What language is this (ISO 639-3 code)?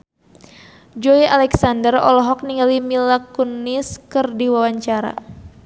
sun